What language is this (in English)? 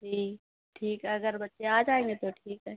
Urdu